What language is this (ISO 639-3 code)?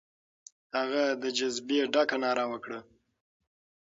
pus